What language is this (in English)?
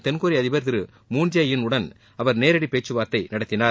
Tamil